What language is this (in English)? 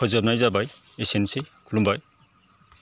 Bodo